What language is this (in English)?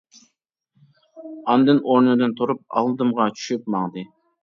Uyghur